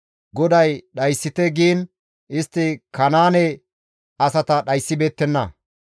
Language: Gamo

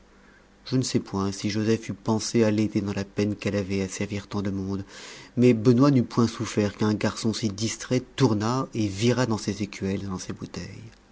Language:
French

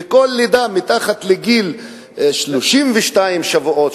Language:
Hebrew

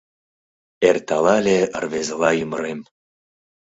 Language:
Mari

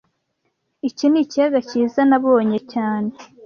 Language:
Kinyarwanda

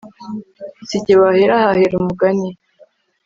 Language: Kinyarwanda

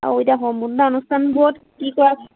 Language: Assamese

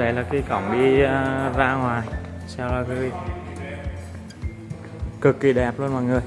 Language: Vietnamese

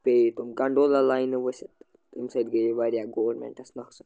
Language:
Kashmiri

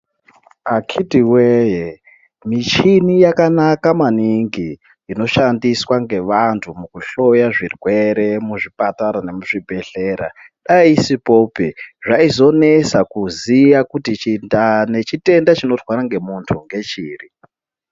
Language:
Ndau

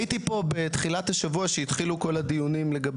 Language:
Hebrew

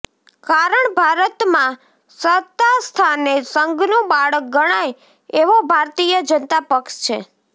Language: Gujarati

